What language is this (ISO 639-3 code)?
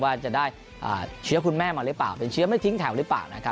tha